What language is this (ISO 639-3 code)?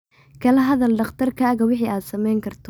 som